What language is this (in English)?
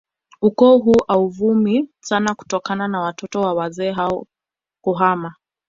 Swahili